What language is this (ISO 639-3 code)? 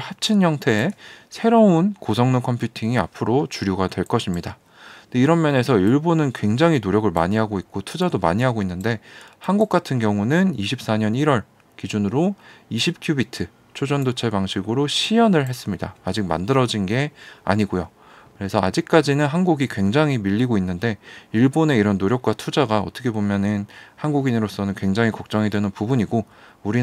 kor